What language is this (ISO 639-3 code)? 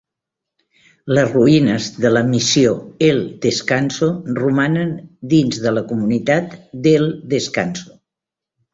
cat